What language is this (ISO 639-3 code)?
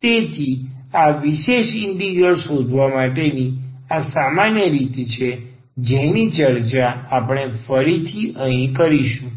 guj